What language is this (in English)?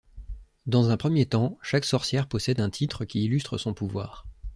French